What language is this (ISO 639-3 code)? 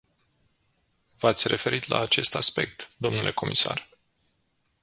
ron